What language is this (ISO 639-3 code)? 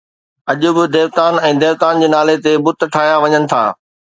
snd